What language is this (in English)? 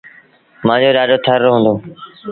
Sindhi Bhil